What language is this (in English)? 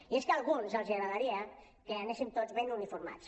Catalan